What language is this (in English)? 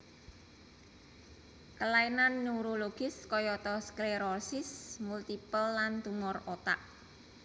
Javanese